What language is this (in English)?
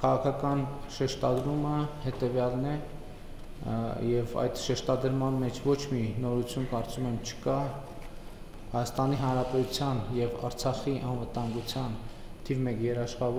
Romanian